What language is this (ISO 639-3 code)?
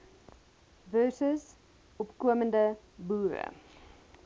afr